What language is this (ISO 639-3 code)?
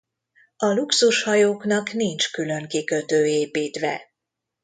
hun